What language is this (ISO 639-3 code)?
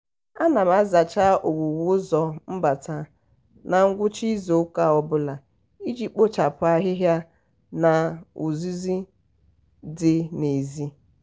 ibo